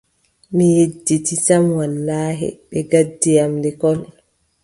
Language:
Adamawa Fulfulde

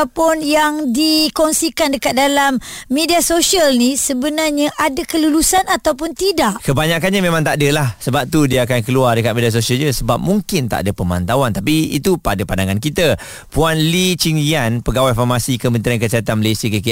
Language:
Malay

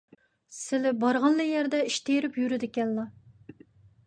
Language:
Uyghur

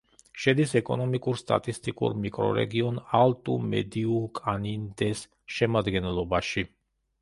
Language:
Georgian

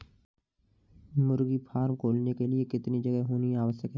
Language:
Hindi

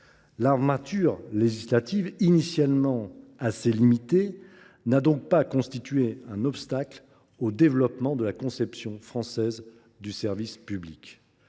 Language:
French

